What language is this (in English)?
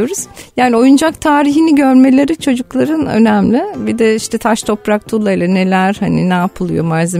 Turkish